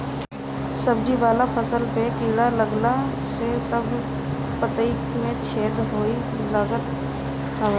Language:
Bhojpuri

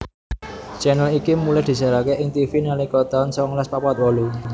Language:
Javanese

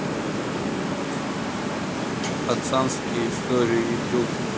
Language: Russian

